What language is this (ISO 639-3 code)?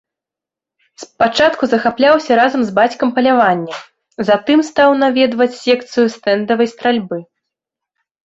bel